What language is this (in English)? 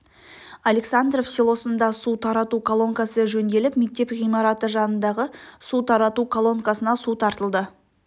Kazakh